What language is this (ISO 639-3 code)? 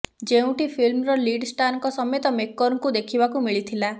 ori